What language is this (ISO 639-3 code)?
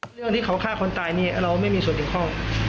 tha